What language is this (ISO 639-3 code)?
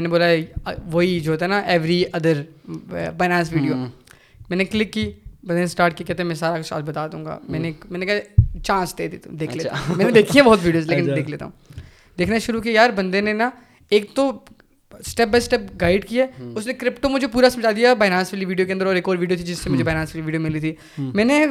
urd